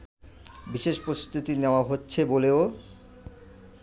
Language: Bangla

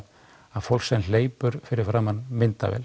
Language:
Icelandic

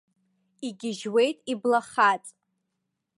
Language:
Abkhazian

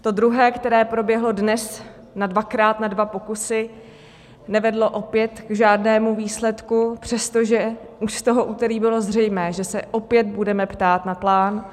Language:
Czech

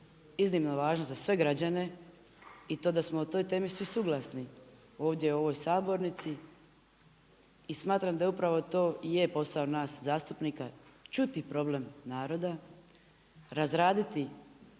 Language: Croatian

